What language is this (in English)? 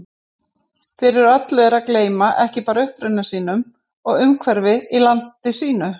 Icelandic